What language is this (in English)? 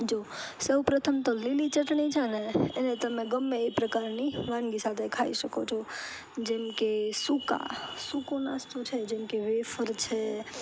Gujarati